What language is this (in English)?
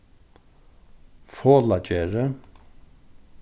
Faroese